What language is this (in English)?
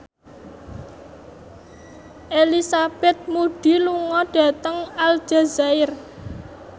Javanese